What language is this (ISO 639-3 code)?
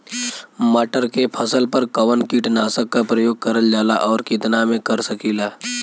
bho